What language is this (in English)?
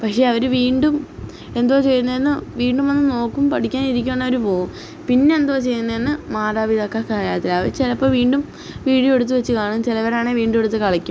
Malayalam